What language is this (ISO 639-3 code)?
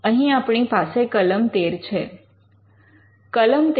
guj